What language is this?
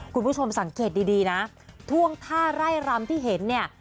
Thai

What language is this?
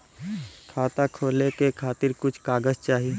Bhojpuri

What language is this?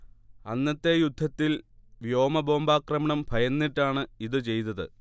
Malayalam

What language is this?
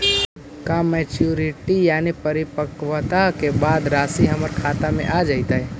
Magahi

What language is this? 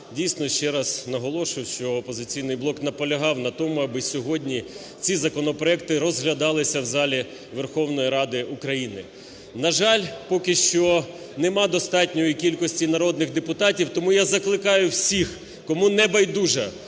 Ukrainian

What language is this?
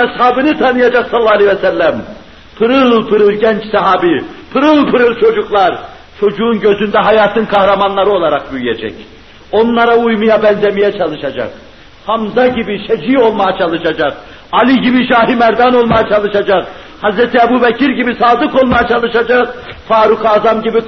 Turkish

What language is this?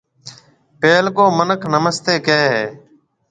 Marwari (Pakistan)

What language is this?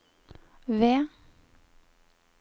Norwegian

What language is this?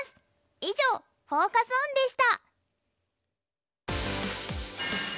Japanese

